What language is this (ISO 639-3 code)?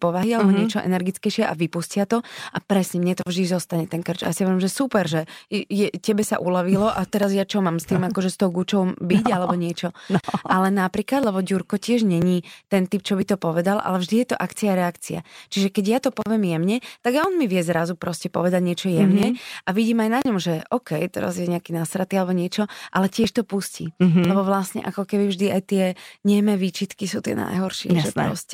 slk